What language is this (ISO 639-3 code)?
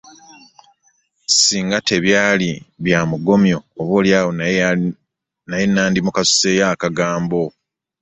lug